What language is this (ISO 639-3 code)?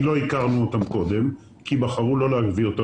heb